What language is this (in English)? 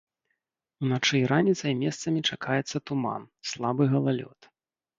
Belarusian